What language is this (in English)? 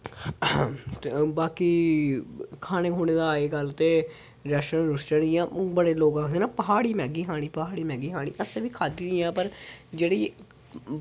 Dogri